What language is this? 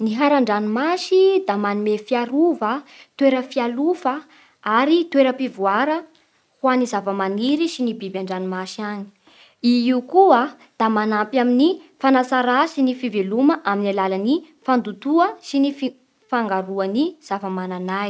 Bara Malagasy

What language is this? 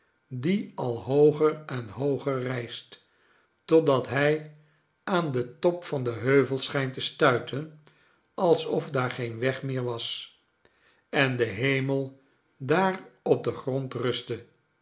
Dutch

